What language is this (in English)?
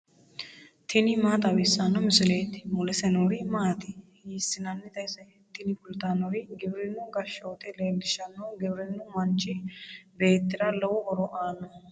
Sidamo